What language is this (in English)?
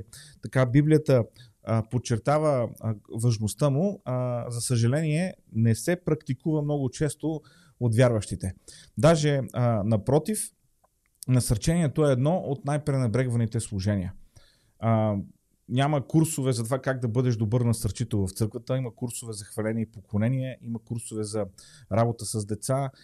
Bulgarian